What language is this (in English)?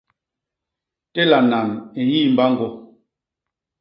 Basaa